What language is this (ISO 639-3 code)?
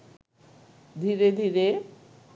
ben